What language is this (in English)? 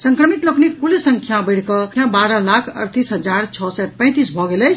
Maithili